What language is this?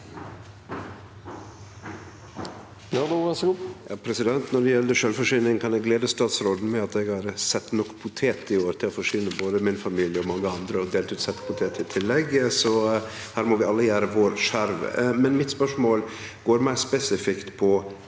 Norwegian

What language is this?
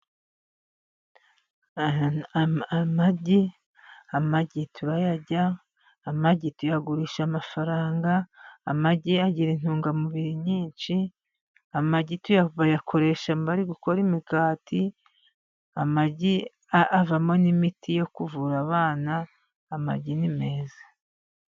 Kinyarwanda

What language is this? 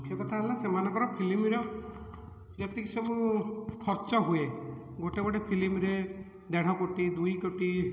Odia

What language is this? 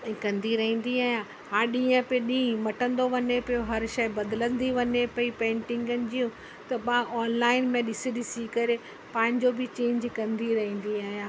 Sindhi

